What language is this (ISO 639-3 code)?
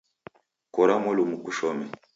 dav